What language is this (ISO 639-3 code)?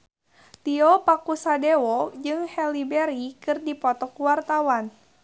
sun